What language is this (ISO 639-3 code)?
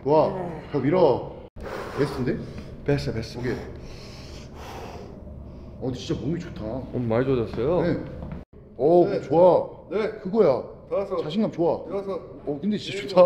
kor